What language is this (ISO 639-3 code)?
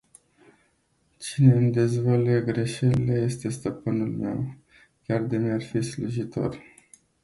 ron